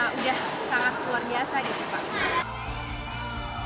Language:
Indonesian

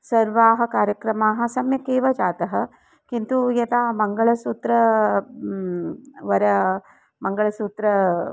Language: Sanskrit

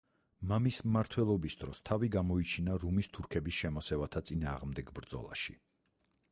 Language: Georgian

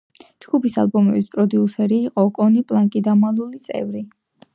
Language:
Georgian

